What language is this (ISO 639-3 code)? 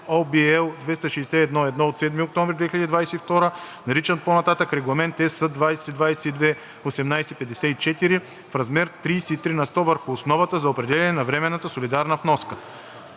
bul